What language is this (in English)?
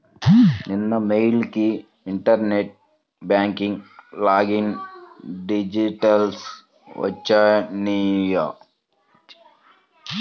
Telugu